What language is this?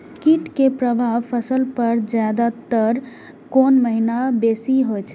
Maithili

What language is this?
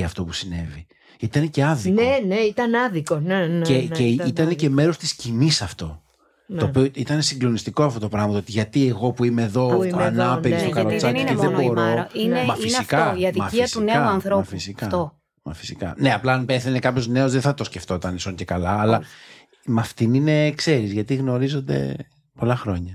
Greek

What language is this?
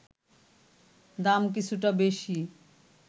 Bangla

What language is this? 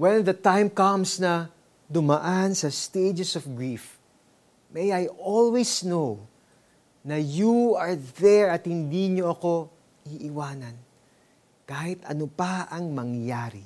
Filipino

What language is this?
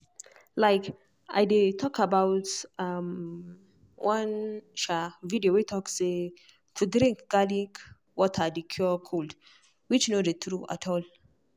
Nigerian Pidgin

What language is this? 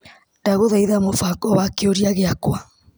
Kikuyu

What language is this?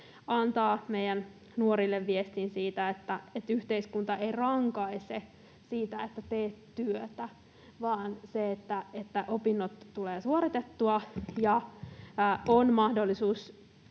Finnish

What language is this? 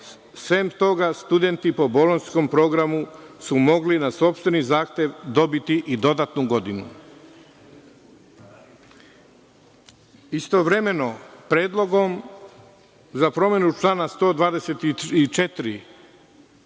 Serbian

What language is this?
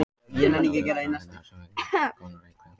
Icelandic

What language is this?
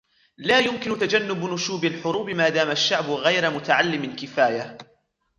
Arabic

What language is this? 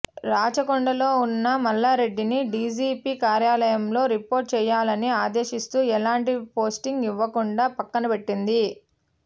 Telugu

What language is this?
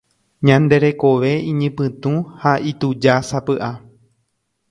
Guarani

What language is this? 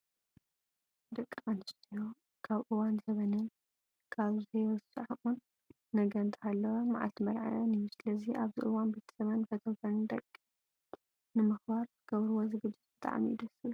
Tigrinya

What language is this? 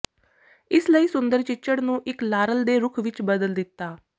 Punjabi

